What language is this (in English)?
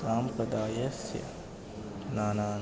Sanskrit